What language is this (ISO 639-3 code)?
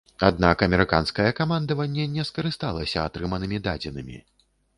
bel